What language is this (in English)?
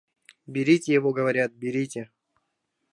Mari